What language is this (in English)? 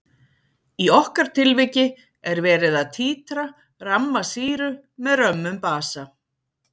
Icelandic